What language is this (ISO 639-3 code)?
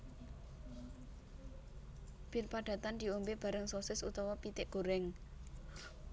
jav